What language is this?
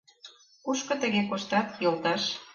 Mari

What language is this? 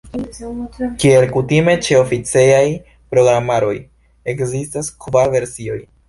Esperanto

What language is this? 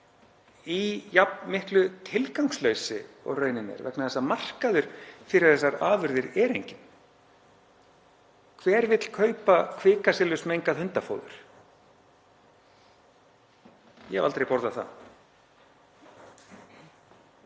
Icelandic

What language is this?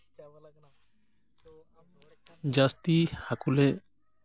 Santali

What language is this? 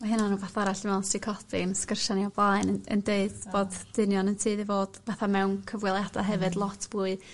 Welsh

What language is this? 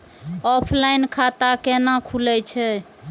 Maithili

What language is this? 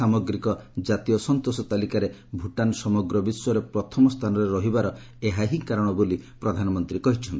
Odia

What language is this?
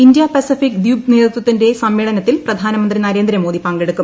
Malayalam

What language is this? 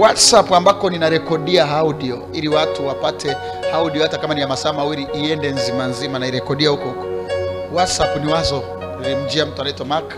Swahili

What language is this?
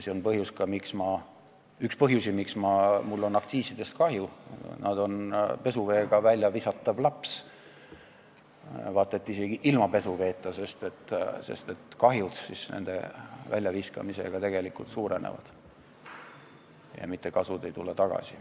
Estonian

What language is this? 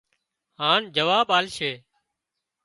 Wadiyara Koli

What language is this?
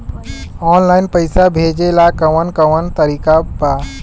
Bhojpuri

